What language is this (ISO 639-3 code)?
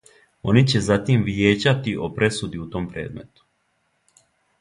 srp